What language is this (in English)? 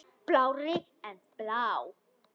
Icelandic